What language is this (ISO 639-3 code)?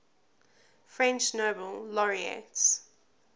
eng